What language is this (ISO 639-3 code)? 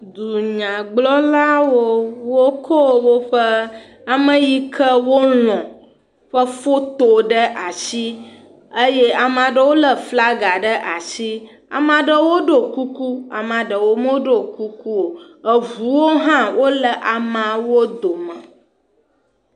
ewe